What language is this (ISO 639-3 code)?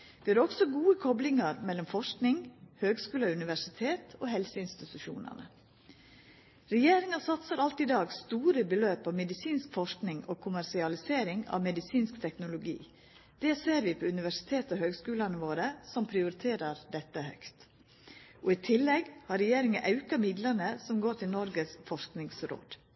nno